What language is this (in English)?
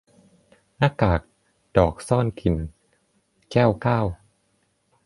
Thai